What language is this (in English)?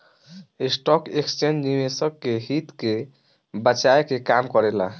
Bhojpuri